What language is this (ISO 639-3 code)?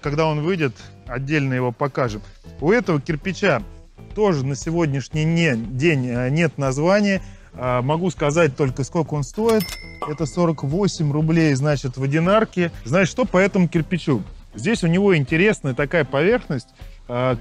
rus